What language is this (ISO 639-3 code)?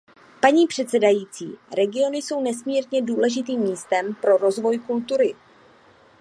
ces